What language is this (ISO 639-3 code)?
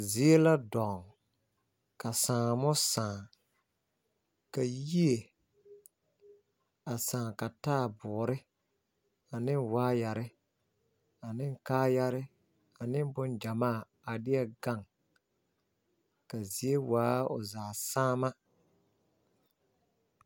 dga